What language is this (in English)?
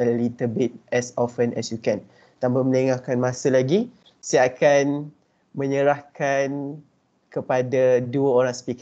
Malay